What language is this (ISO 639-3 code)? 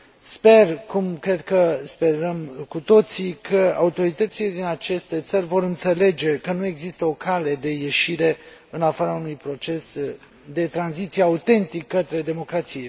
ron